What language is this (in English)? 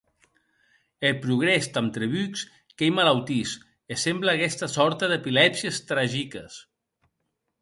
Occitan